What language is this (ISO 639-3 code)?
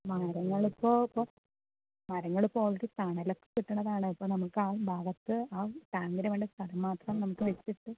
mal